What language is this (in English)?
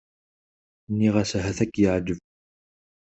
Kabyle